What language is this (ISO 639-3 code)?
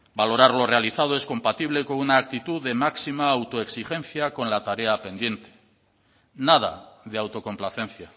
spa